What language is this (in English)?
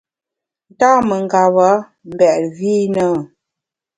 Bamun